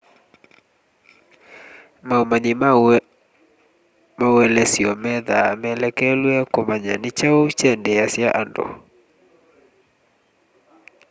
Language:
Kamba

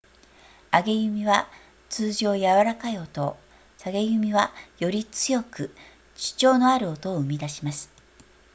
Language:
Japanese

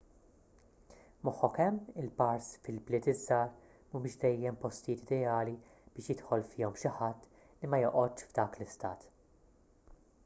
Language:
Maltese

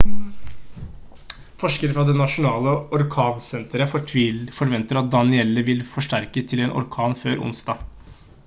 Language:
Norwegian Bokmål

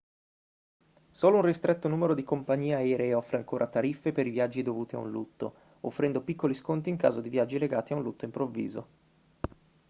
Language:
Italian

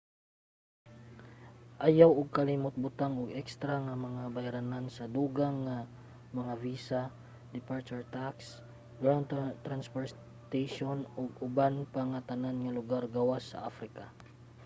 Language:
Cebuano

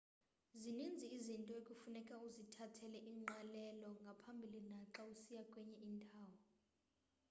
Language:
Xhosa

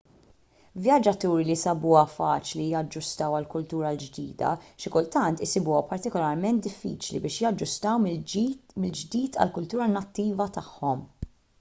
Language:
Maltese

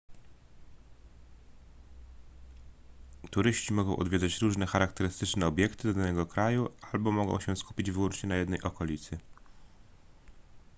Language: Polish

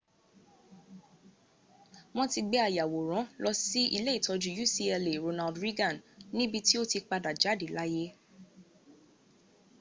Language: Yoruba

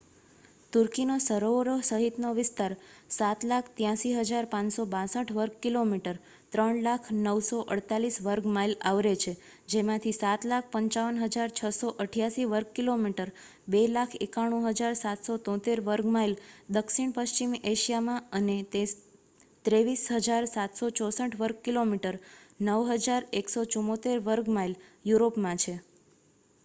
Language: Gujarati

